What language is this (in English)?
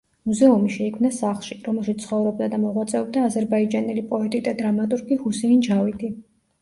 Georgian